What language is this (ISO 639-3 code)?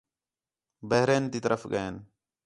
xhe